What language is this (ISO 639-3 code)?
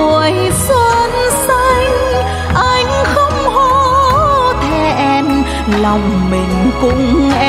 vie